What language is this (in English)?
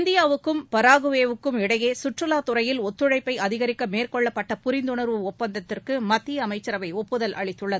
Tamil